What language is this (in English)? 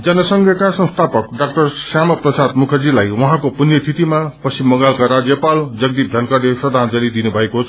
Nepali